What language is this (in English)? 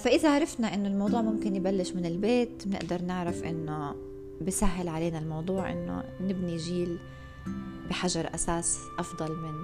Arabic